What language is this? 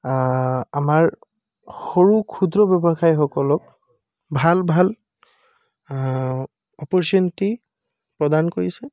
Assamese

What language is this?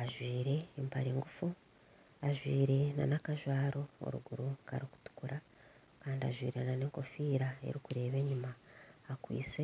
Nyankole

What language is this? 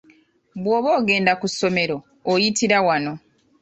Ganda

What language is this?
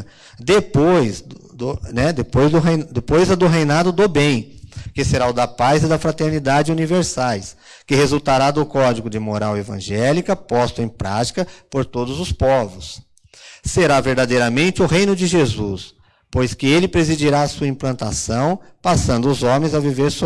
Portuguese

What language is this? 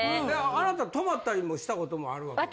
Japanese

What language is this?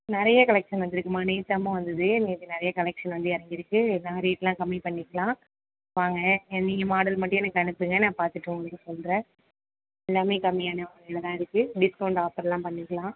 Tamil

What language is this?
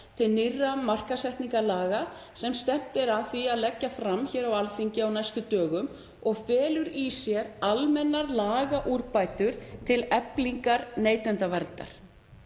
Icelandic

